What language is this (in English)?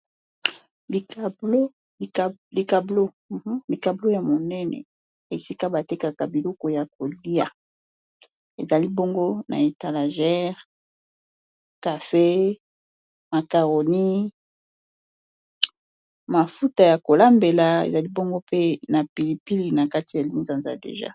Lingala